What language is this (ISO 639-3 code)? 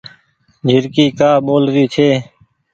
gig